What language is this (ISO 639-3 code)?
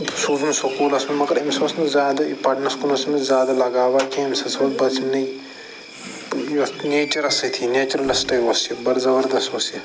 kas